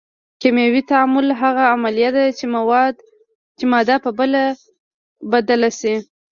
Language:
Pashto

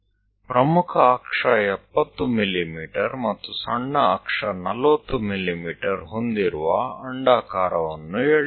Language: Gujarati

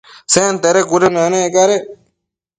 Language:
Matsés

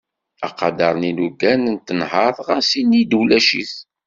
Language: Kabyle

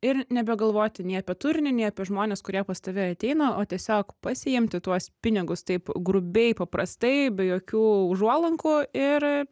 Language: Lithuanian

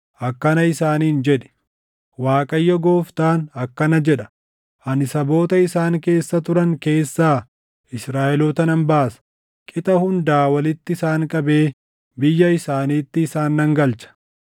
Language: Oromo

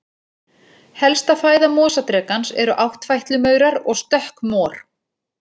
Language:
Icelandic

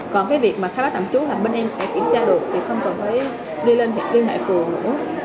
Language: Vietnamese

